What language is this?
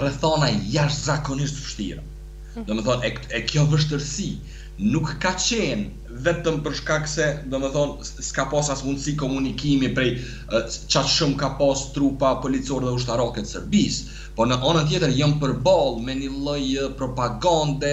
Romanian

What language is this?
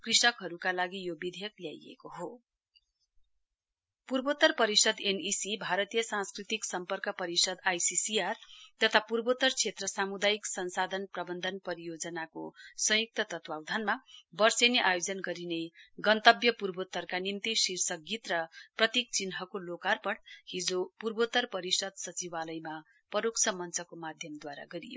Nepali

